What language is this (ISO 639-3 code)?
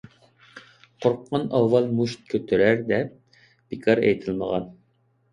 uig